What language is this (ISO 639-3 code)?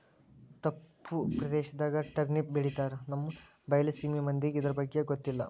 kan